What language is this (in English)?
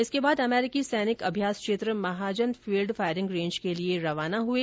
Hindi